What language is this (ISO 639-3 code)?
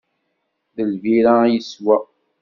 kab